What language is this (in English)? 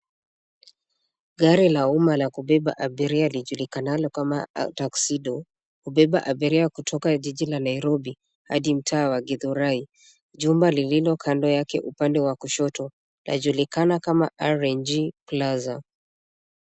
Swahili